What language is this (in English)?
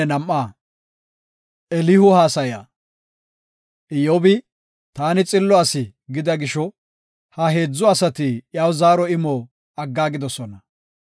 Gofa